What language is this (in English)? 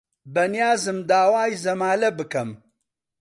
Central Kurdish